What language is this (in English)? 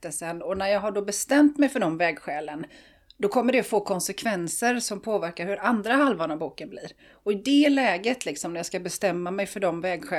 Swedish